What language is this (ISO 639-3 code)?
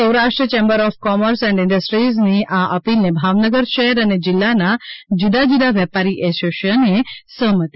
guj